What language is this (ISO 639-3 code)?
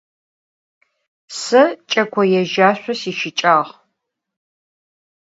ady